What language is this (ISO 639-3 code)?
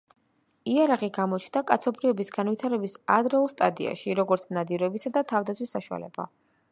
kat